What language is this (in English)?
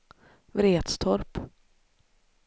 Swedish